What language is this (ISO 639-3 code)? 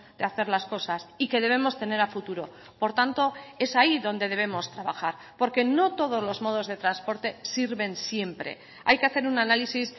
spa